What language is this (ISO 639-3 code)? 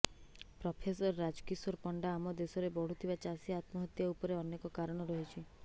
ori